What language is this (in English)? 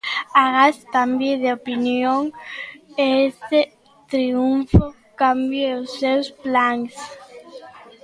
Galician